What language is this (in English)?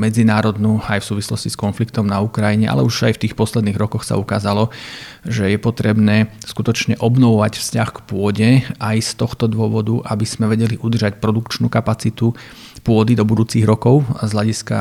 Slovak